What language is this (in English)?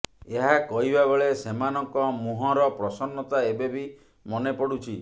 Odia